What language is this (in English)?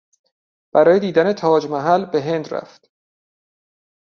Persian